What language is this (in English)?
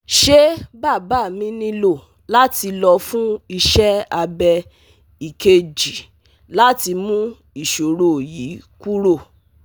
Yoruba